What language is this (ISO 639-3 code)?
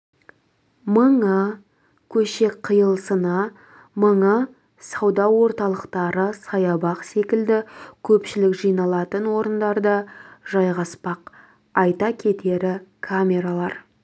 kaz